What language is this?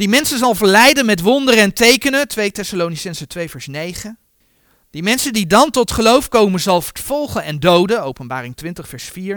Dutch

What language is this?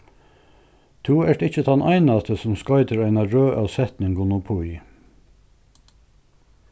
Faroese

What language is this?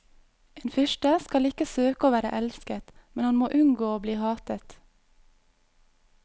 Norwegian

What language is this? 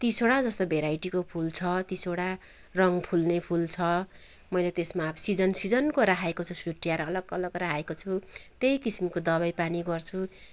Nepali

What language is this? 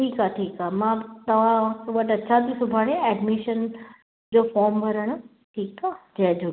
Sindhi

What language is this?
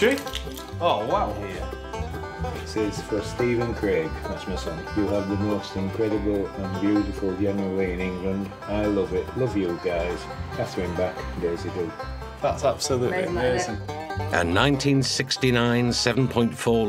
English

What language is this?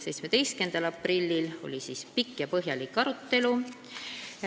Estonian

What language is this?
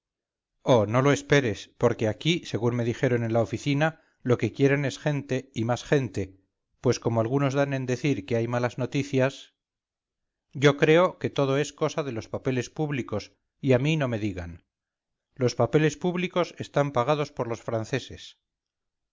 Spanish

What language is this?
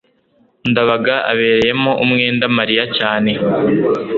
Kinyarwanda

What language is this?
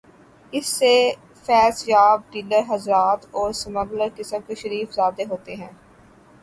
Urdu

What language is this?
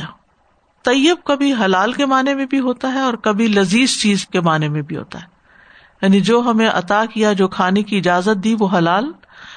Urdu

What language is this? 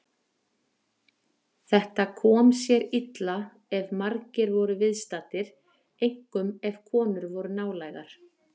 Icelandic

